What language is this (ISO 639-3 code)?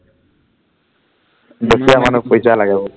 asm